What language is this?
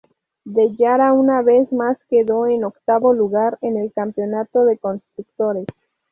Spanish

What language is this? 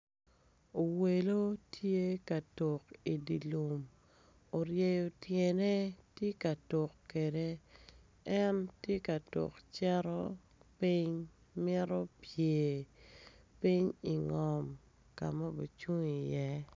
Acoli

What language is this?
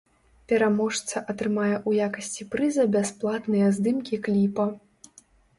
Belarusian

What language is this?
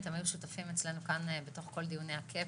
Hebrew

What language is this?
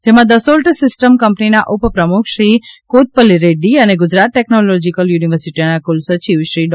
Gujarati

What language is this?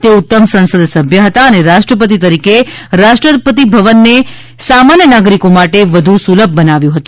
Gujarati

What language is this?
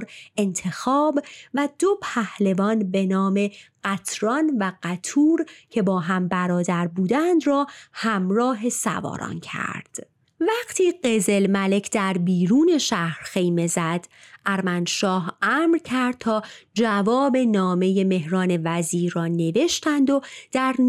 Persian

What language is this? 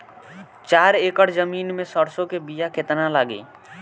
Bhojpuri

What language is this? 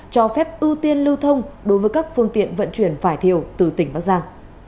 Vietnamese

